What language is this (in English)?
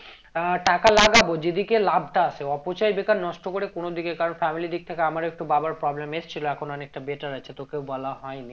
Bangla